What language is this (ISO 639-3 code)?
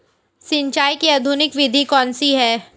hin